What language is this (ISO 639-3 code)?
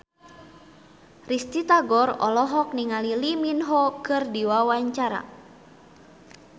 sun